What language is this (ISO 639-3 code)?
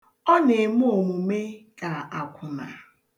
ibo